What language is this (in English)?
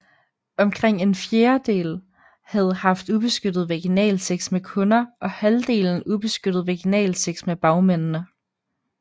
Danish